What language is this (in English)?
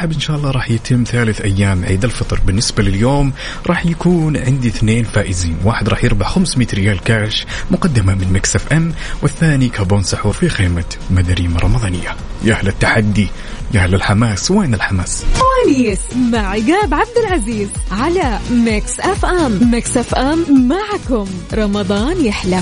Arabic